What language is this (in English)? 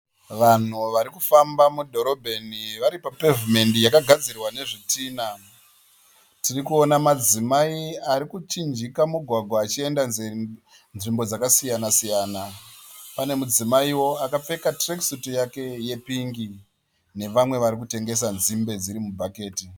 Shona